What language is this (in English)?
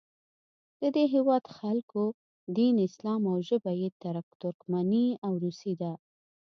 Pashto